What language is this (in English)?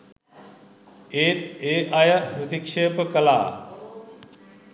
Sinhala